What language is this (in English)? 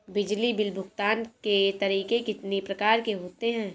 Hindi